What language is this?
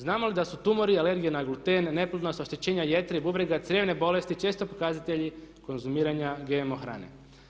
Croatian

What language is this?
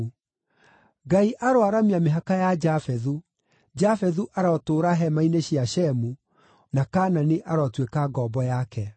Kikuyu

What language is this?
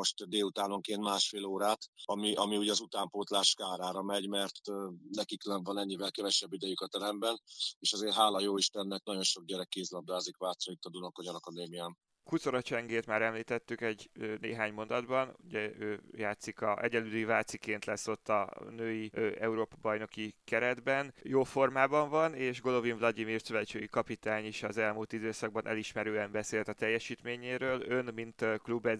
Hungarian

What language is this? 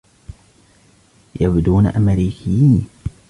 Arabic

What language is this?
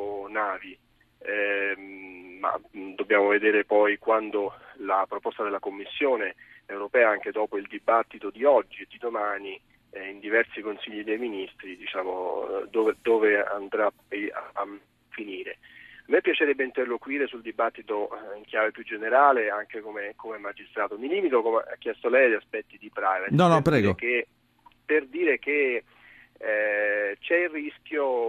Italian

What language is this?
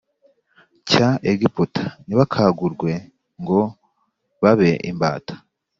Kinyarwanda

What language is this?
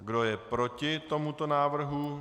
Czech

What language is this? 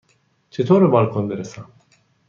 Persian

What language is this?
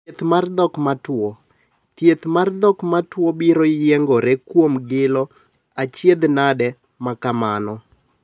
Luo (Kenya and Tanzania)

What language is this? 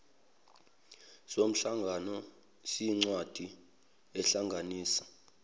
Zulu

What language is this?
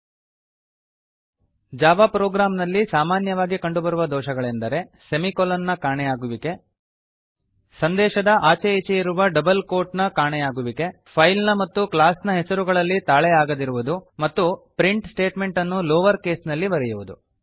Kannada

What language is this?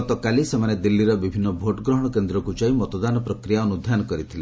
Odia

